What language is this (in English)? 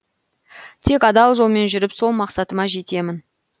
Kazakh